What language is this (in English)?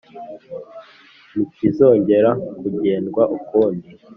Kinyarwanda